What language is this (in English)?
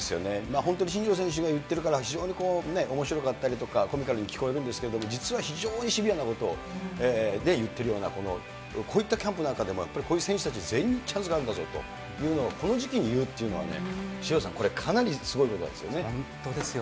Japanese